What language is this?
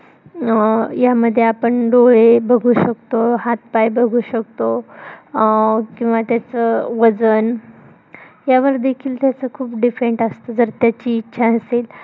Marathi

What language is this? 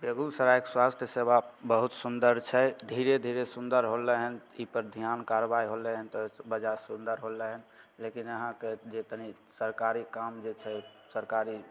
Maithili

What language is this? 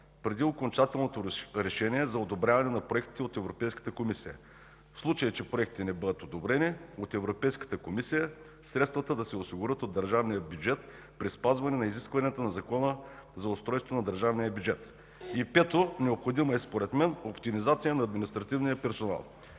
Bulgarian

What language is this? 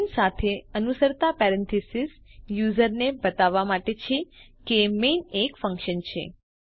Gujarati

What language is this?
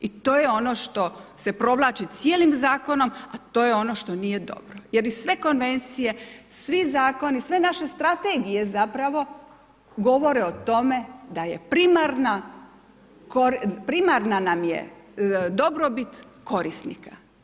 Croatian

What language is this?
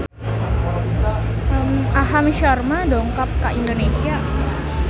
Sundanese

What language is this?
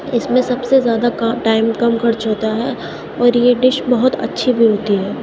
Urdu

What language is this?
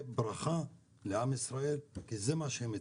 Hebrew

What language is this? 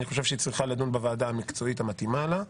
Hebrew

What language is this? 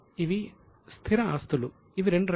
Telugu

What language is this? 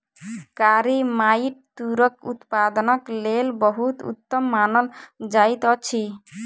Maithili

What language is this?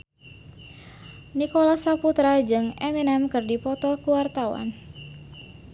Sundanese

